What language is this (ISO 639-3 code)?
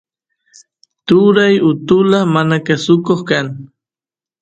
qus